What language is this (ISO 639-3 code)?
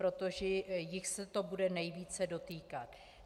ces